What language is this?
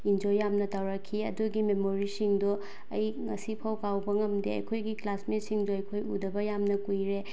Manipuri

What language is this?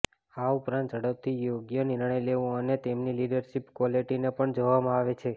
Gujarati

